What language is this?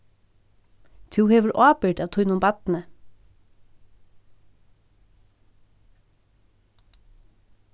Faroese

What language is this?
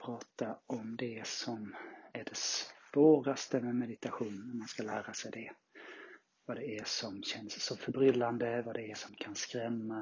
Swedish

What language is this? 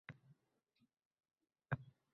Uzbek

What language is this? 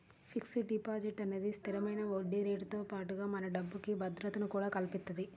Telugu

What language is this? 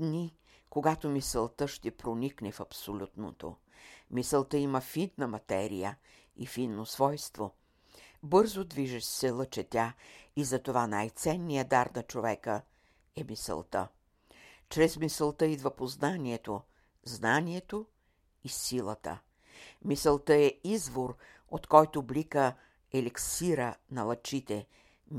Bulgarian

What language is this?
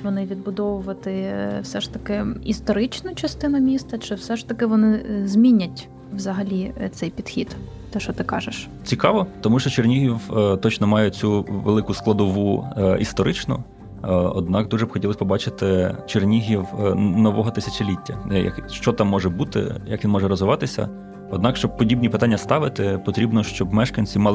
Ukrainian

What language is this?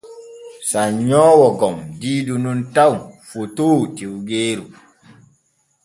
Borgu Fulfulde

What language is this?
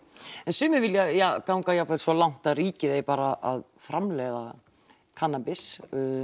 Icelandic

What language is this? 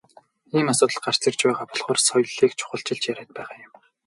Mongolian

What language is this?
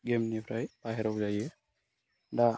Bodo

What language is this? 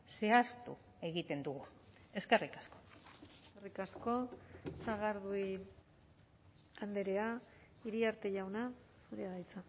Basque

